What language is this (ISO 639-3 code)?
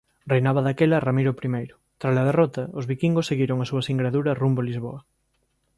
glg